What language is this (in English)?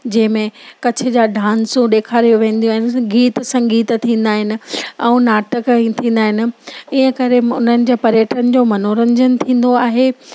Sindhi